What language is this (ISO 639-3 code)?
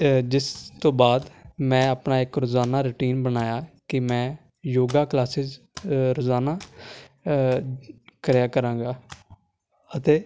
pan